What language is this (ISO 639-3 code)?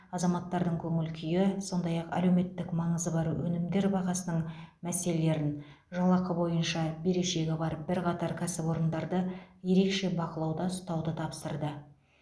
kaz